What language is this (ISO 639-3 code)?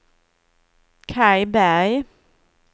swe